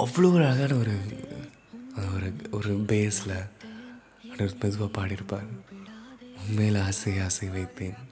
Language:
Tamil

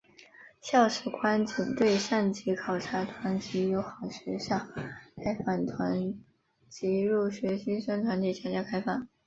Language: Chinese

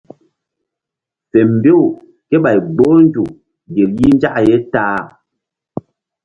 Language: Mbum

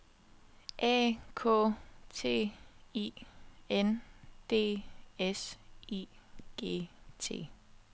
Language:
Danish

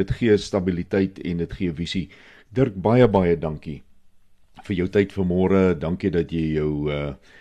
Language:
Swedish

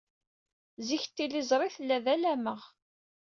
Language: Kabyle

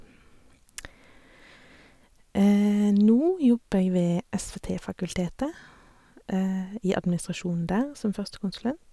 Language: Norwegian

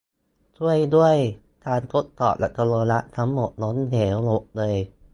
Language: Thai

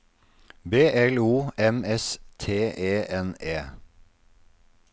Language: Norwegian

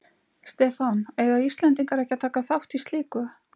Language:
Icelandic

